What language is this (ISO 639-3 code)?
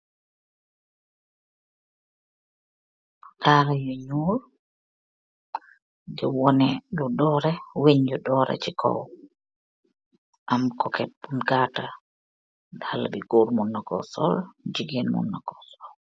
wol